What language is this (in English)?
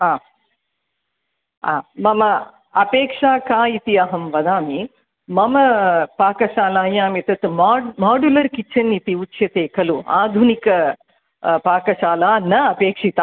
Sanskrit